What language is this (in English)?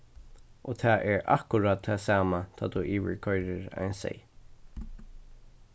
Faroese